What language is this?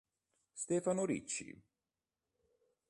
Italian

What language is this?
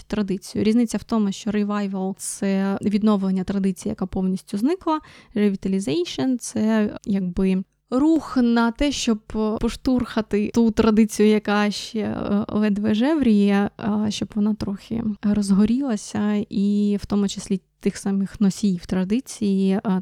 Ukrainian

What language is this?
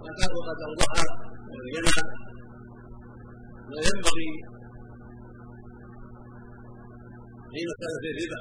Arabic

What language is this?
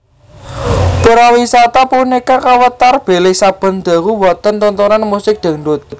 Javanese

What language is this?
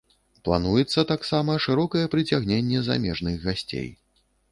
Belarusian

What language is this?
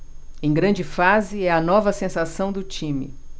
Portuguese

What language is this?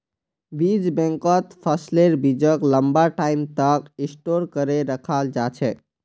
Magahi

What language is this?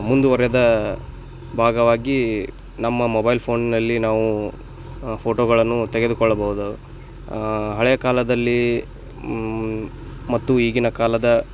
Kannada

